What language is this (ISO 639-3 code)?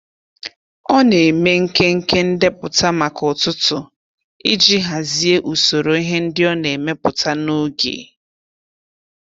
ibo